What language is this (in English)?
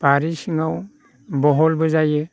Bodo